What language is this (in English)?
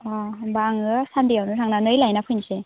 Bodo